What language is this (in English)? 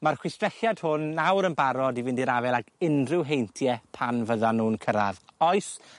Welsh